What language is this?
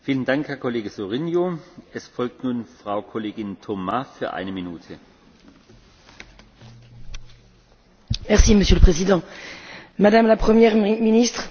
French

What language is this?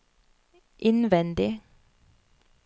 Norwegian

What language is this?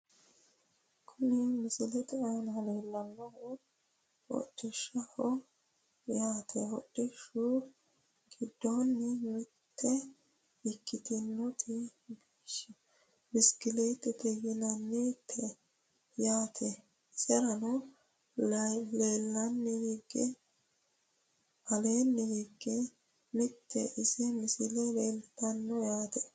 Sidamo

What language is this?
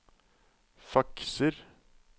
Norwegian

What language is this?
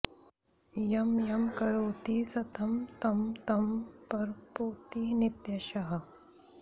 Sanskrit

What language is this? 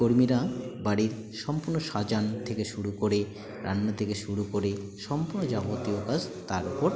Bangla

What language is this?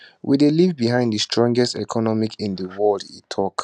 Nigerian Pidgin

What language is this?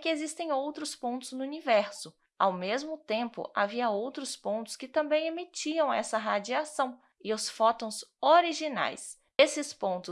Portuguese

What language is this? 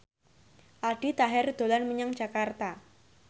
Javanese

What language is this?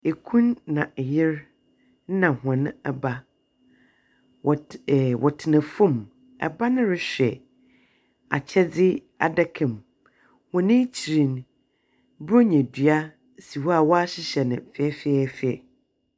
Akan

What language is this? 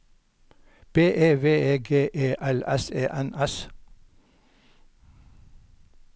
Norwegian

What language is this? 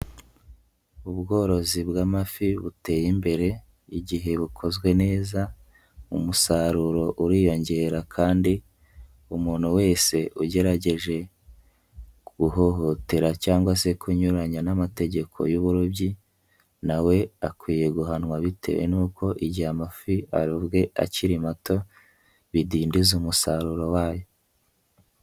Kinyarwanda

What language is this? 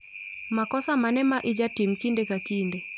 Luo (Kenya and Tanzania)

